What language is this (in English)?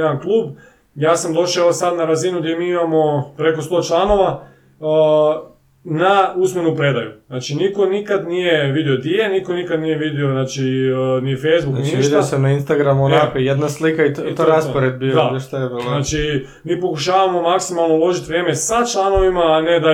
Croatian